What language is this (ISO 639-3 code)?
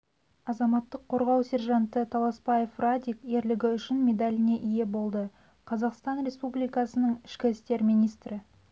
kaz